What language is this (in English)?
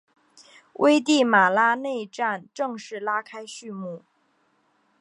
Chinese